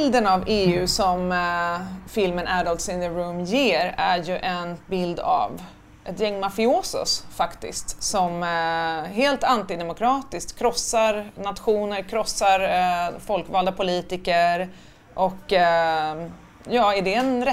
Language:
Swedish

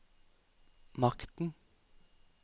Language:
Norwegian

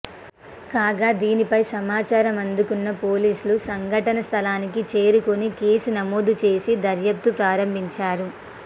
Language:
Telugu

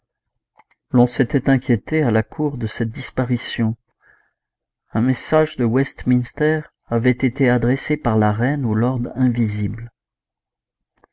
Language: French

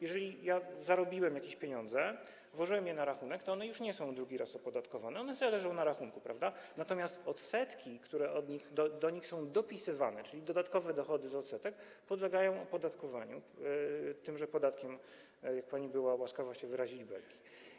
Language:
Polish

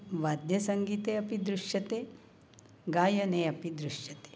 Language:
Sanskrit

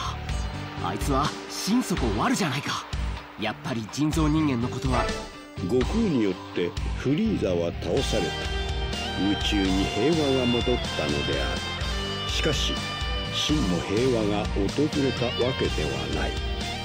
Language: Japanese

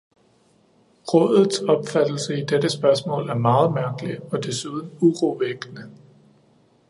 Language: Danish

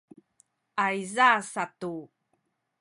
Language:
Sakizaya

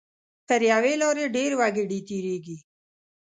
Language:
Pashto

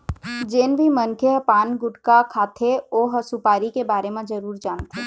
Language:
Chhattisgarhi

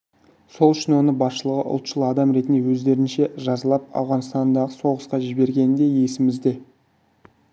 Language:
Kazakh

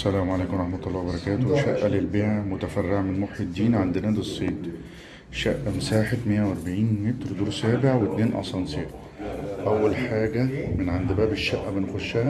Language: Arabic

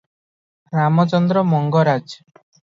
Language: Odia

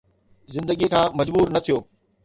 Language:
Sindhi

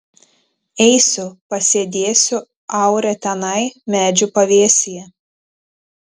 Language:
Lithuanian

